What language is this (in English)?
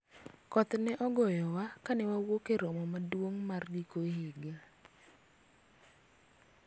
Luo (Kenya and Tanzania)